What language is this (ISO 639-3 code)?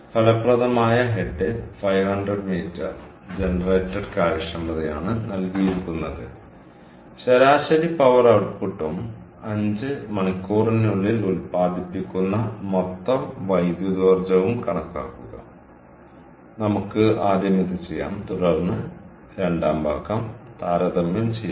mal